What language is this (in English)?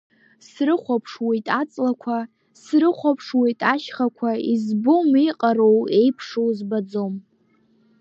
Abkhazian